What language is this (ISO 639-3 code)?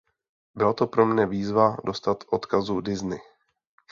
ces